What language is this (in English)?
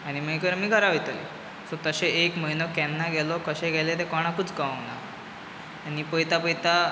Konkani